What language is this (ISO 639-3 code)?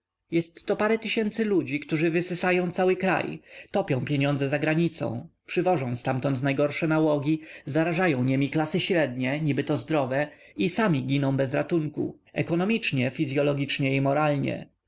pol